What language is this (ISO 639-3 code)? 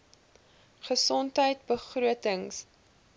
afr